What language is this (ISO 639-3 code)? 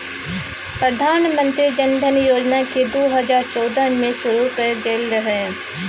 mai